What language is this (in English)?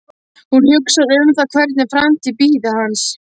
Icelandic